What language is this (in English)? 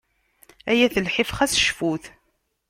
Kabyle